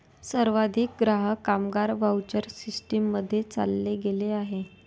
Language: Marathi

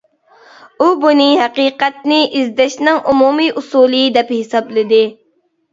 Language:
Uyghur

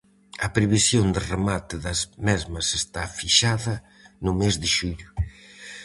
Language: Galician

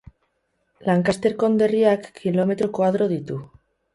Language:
Basque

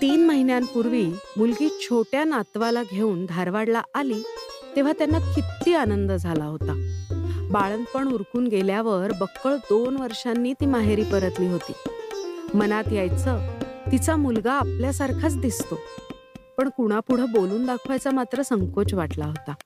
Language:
Marathi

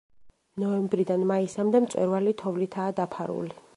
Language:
Georgian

